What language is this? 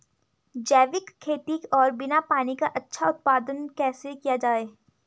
Hindi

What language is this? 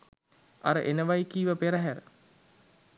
Sinhala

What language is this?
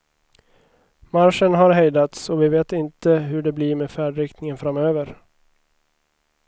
Swedish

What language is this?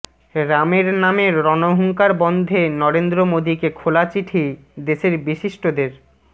Bangla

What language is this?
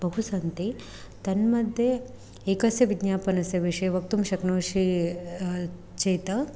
Sanskrit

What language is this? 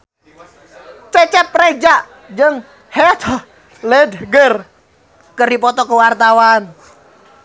Sundanese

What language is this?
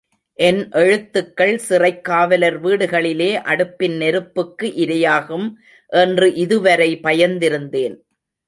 Tamil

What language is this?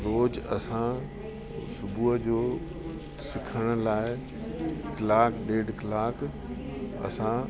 Sindhi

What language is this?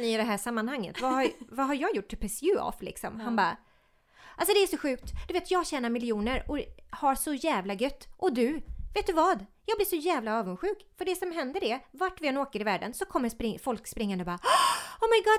Swedish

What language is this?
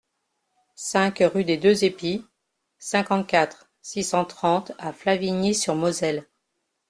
French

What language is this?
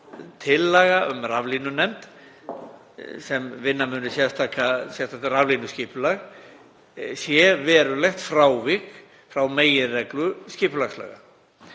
Icelandic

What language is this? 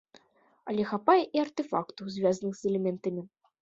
Belarusian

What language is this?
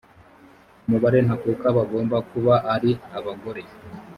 Kinyarwanda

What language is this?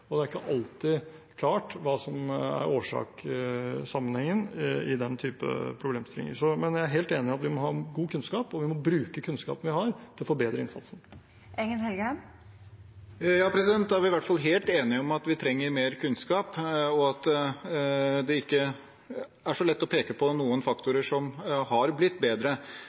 Norwegian Bokmål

